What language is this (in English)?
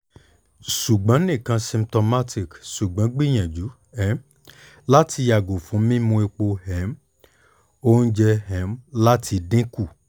Yoruba